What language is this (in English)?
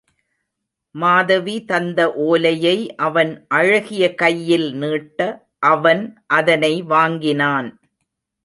Tamil